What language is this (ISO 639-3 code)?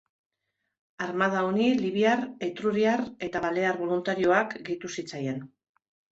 eus